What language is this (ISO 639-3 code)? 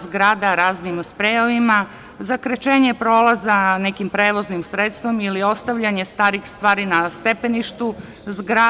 srp